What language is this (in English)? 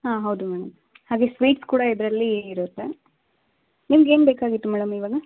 Kannada